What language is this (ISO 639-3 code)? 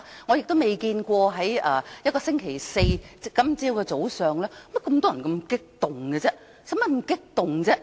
yue